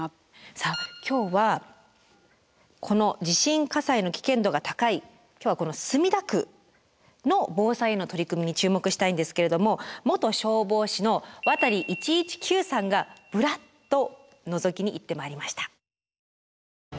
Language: Japanese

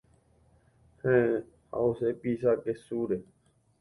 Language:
Guarani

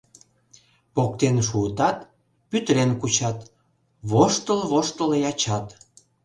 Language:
Mari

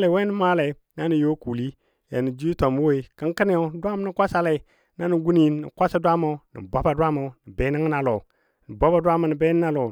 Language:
Dadiya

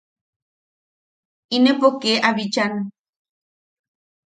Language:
Yaqui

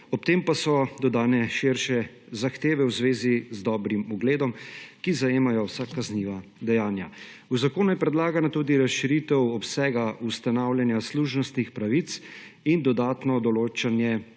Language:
Slovenian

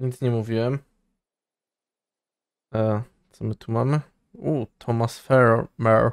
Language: Polish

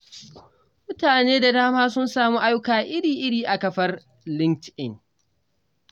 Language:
Hausa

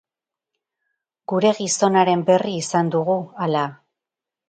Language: Basque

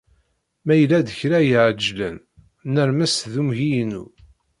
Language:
Kabyle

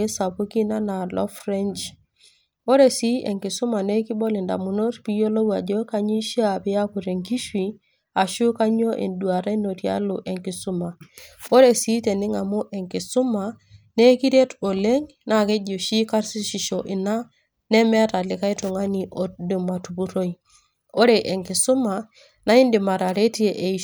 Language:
Masai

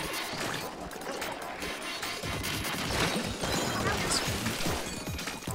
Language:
German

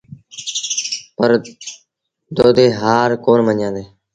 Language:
Sindhi Bhil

